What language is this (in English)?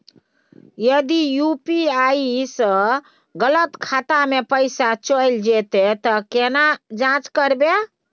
Maithili